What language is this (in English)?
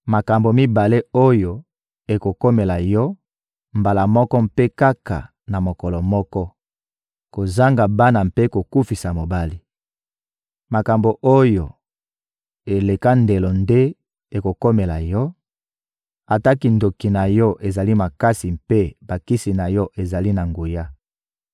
Lingala